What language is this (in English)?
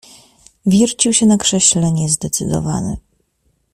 Polish